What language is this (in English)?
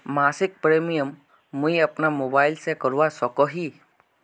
Magahi